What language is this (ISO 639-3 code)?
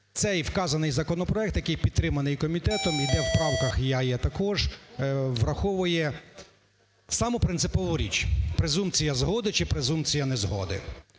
ukr